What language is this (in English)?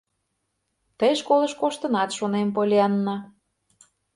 Mari